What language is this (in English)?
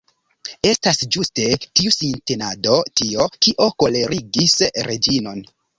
Esperanto